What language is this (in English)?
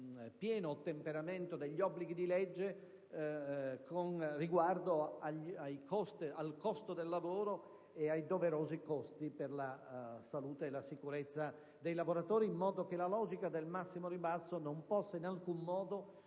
Italian